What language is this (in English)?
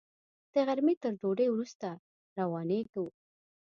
Pashto